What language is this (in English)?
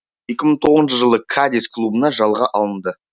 Kazakh